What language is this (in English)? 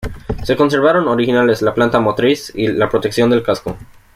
Spanish